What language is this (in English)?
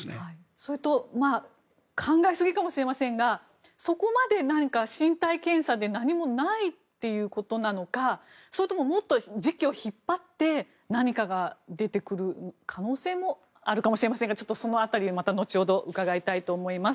Japanese